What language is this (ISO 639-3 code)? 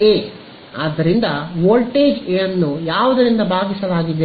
kan